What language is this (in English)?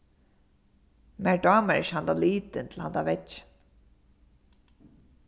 Faroese